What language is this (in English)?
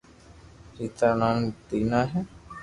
Loarki